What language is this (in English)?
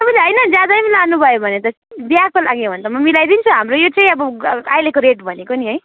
Nepali